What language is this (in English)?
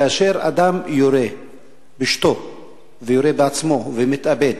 Hebrew